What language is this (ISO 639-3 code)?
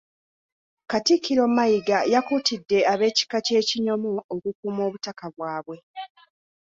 lug